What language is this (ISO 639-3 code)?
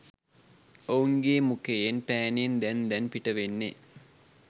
sin